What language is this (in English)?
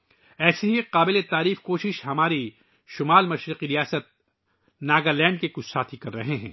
Urdu